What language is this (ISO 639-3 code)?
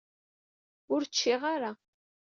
kab